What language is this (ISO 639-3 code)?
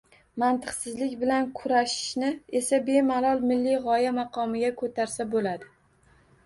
uzb